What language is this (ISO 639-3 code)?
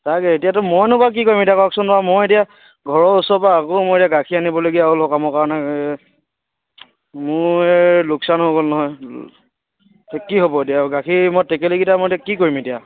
asm